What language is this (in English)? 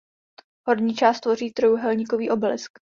Czech